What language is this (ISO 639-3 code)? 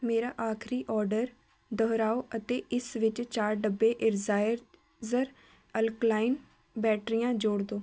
pan